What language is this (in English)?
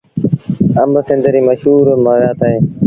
Sindhi Bhil